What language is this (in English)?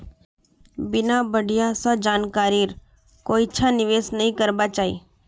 Magahi